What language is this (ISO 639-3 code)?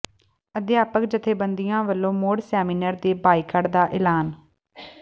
pan